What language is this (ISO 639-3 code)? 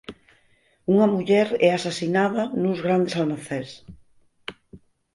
glg